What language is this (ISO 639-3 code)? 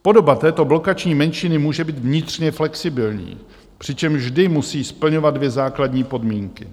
ces